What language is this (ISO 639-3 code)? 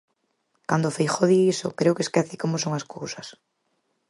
glg